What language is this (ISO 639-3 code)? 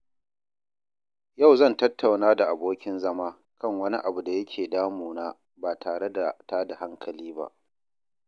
hau